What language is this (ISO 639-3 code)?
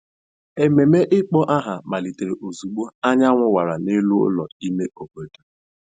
ibo